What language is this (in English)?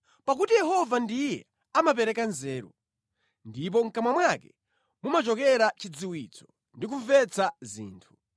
Nyanja